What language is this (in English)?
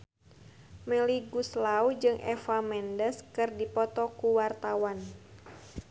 Sundanese